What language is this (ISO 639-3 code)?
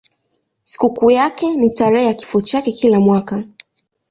swa